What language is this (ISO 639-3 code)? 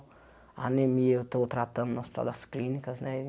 por